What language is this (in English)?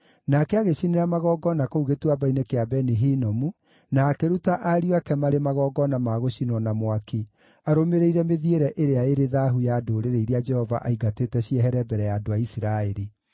Kikuyu